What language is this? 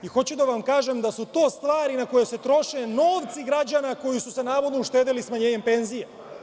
Serbian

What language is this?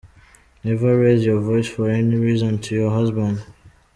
Kinyarwanda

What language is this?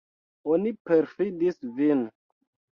Esperanto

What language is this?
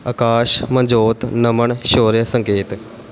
Punjabi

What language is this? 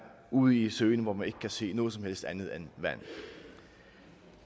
Danish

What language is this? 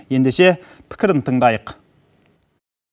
Kazakh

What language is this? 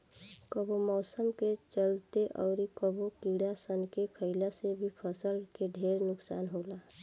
Bhojpuri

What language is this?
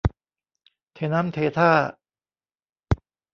Thai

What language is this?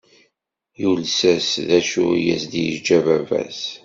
Kabyle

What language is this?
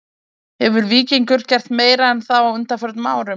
Icelandic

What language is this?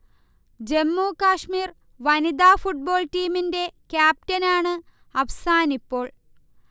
Malayalam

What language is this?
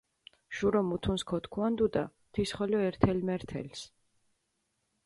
Mingrelian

